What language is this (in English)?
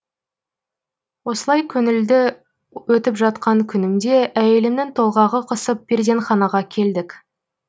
Kazakh